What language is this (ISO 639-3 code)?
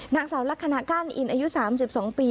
tha